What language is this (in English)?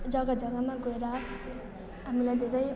Nepali